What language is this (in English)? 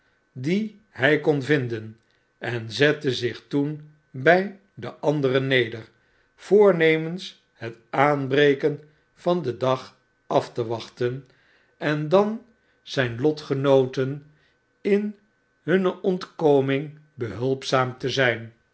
Dutch